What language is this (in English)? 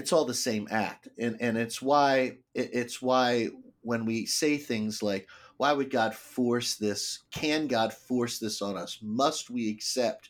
English